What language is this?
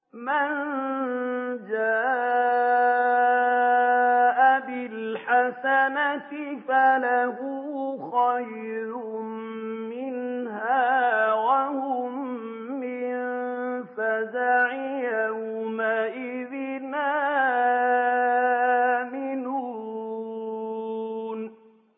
Arabic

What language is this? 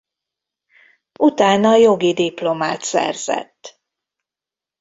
Hungarian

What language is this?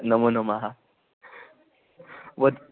Sanskrit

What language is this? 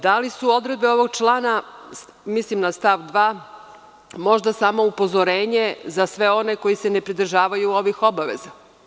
Serbian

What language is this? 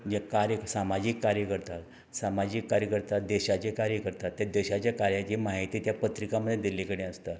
Konkani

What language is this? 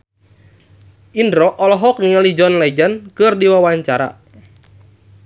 Sundanese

